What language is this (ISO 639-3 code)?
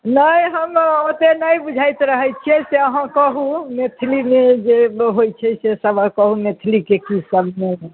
mai